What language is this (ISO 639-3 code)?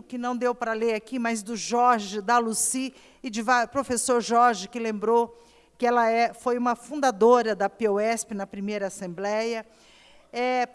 por